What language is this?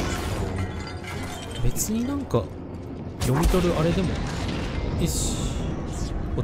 Japanese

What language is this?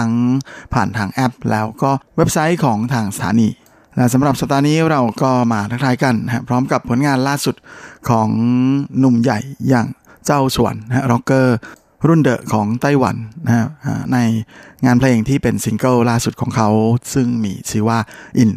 Thai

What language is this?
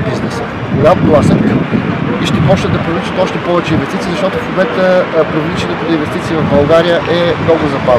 Bulgarian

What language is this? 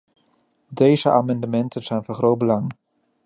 Dutch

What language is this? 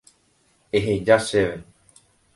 Guarani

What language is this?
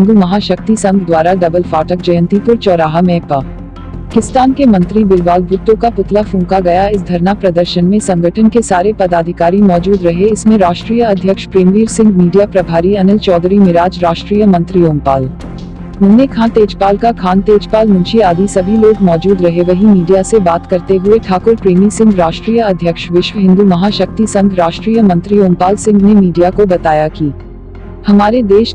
Hindi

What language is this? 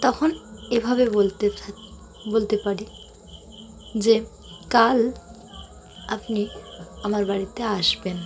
Bangla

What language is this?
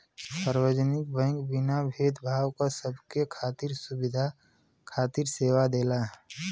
Bhojpuri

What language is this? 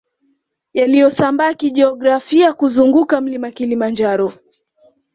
Swahili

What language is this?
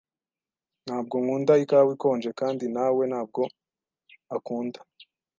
Kinyarwanda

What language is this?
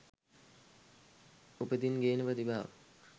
Sinhala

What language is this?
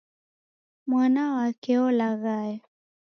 Taita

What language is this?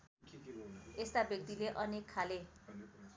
Nepali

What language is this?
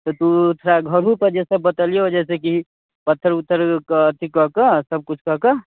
Maithili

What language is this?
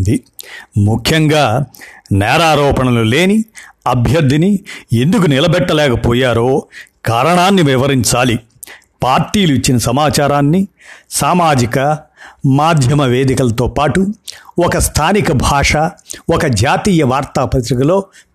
Telugu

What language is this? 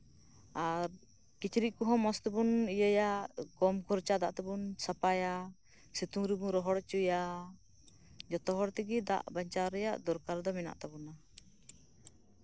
Santali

